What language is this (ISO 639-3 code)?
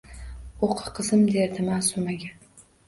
uzb